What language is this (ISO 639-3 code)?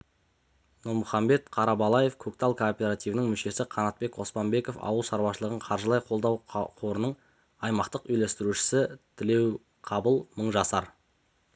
kaz